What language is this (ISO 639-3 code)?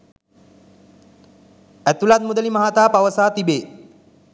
sin